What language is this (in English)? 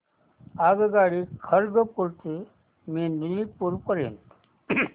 Marathi